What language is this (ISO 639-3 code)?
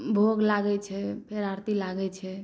mai